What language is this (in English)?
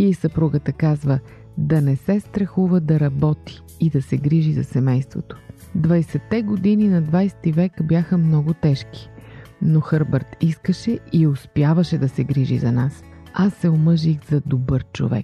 Bulgarian